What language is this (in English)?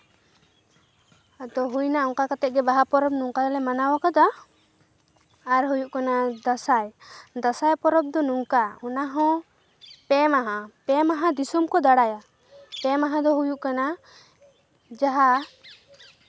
Santali